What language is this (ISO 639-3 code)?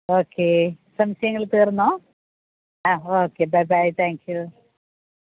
mal